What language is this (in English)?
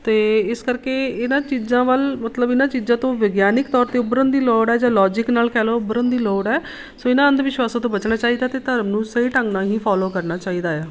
Punjabi